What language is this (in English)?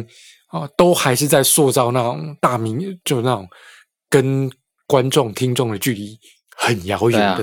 Chinese